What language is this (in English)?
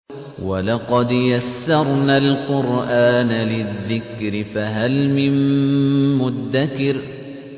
Arabic